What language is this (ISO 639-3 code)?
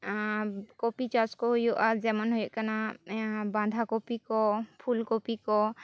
sat